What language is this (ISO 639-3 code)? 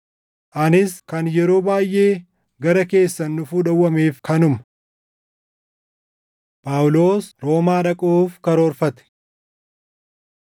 orm